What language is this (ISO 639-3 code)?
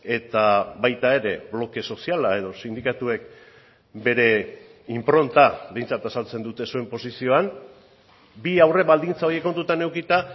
eus